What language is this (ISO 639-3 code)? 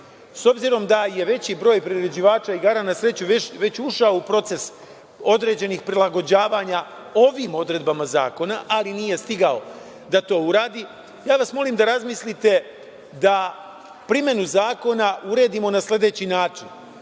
srp